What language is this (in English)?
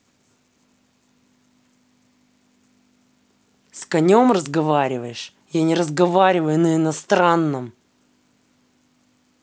Russian